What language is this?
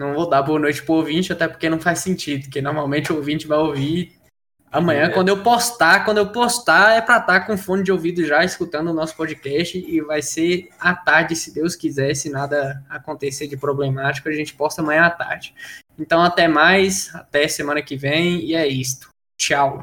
Portuguese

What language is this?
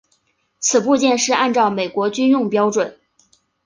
Chinese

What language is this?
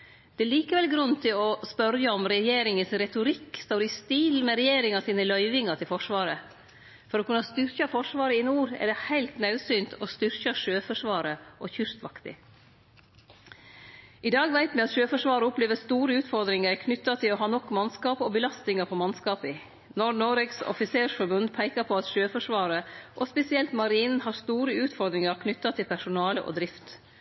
Norwegian Nynorsk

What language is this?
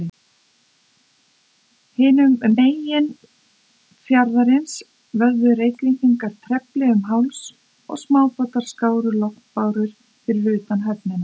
Icelandic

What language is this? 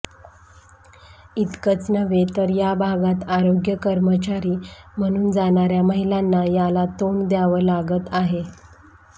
Marathi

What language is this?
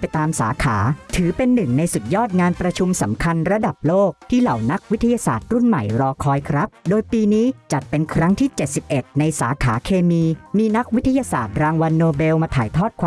Thai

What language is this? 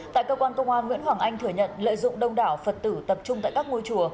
Vietnamese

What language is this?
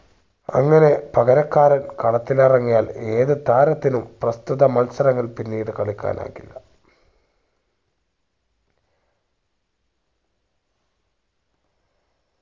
Malayalam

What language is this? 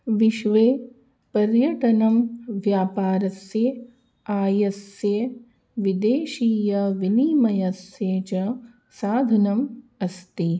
Sanskrit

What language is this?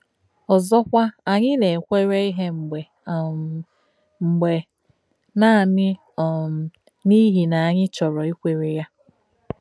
Igbo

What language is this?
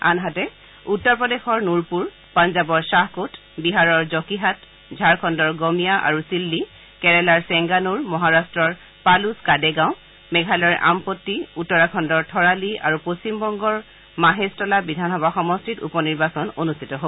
Assamese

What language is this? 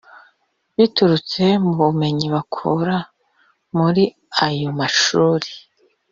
Kinyarwanda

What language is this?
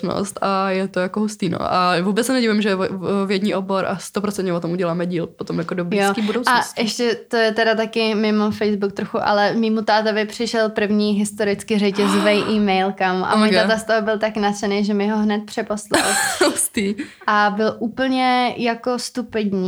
Czech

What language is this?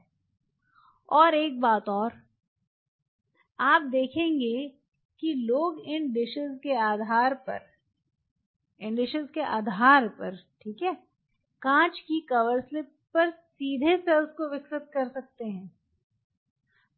Hindi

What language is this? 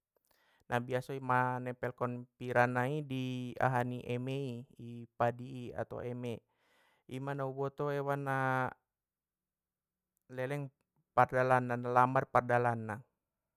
Batak Mandailing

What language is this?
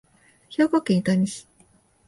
Japanese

